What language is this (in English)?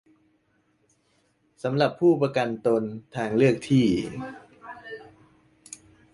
Thai